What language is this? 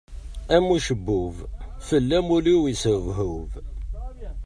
Kabyle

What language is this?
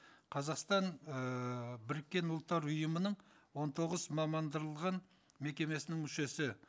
Kazakh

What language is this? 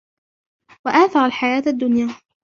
Arabic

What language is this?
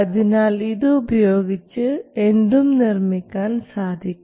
Malayalam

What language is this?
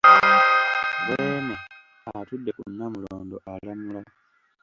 Ganda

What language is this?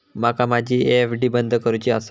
Marathi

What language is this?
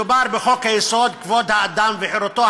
Hebrew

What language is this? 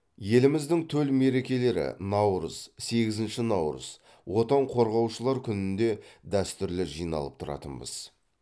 Kazakh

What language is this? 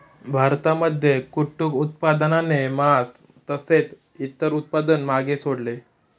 Marathi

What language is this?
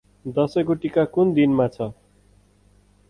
Nepali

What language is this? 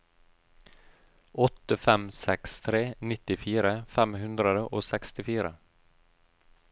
Norwegian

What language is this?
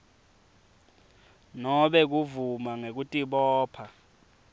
Swati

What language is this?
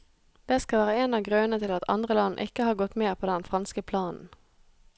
Norwegian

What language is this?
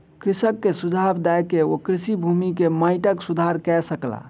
Maithili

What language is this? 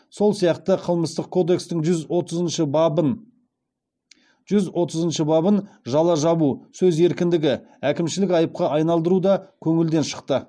Kazakh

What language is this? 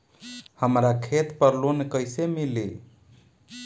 Bhojpuri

